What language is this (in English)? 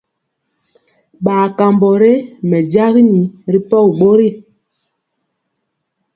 Mpiemo